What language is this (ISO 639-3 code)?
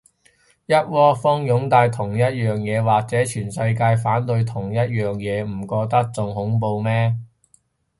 yue